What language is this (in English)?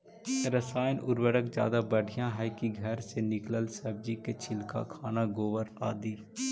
Magahi